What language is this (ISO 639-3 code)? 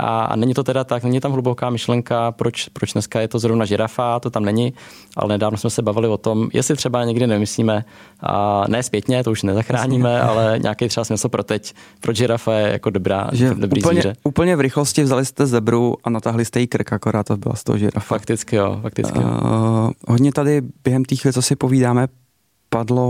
ces